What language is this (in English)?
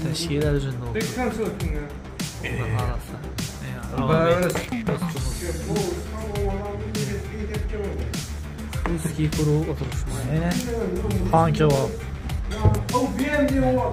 Turkish